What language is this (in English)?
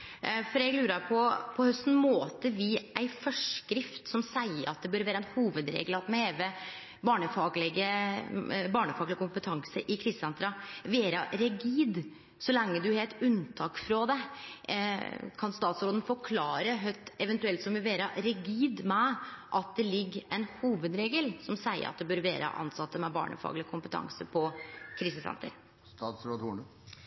Norwegian Nynorsk